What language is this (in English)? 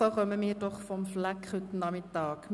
Swiss German